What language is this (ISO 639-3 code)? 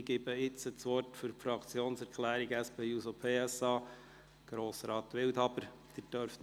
gsw